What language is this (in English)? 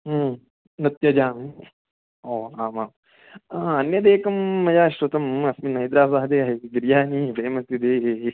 Sanskrit